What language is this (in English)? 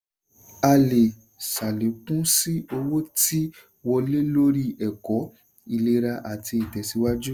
Yoruba